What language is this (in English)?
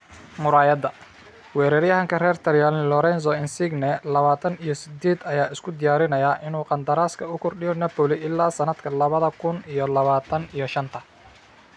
Somali